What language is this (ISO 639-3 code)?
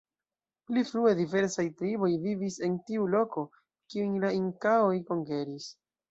epo